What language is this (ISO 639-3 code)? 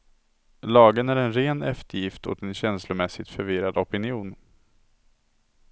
swe